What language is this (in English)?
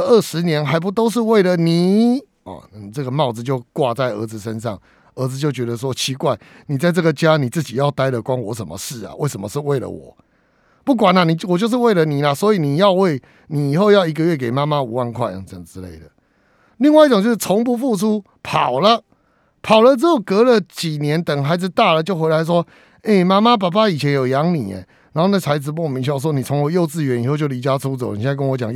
Chinese